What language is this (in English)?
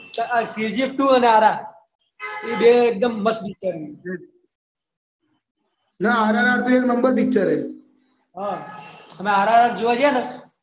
Gujarati